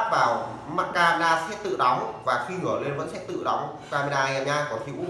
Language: Vietnamese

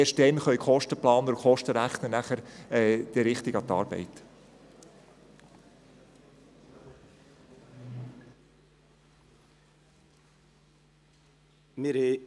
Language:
Swiss German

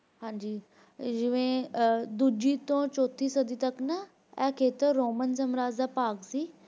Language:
Punjabi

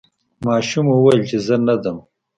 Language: Pashto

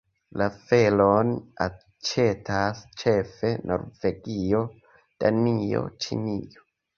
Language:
Esperanto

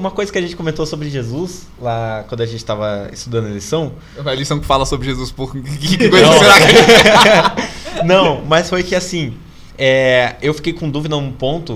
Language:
Portuguese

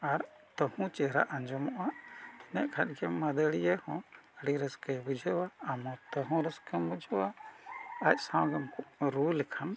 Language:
Santali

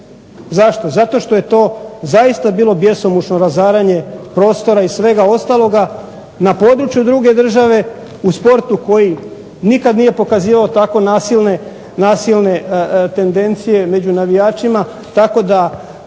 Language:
Croatian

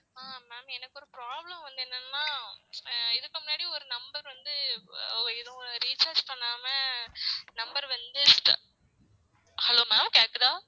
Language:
Tamil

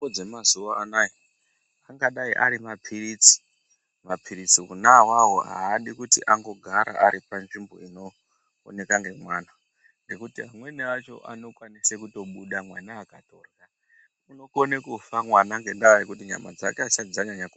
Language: Ndau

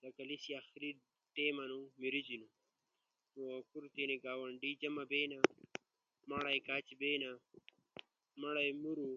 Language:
Ushojo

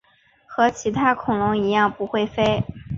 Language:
Chinese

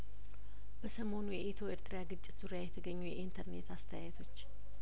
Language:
Amharic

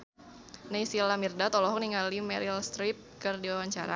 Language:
Sundanese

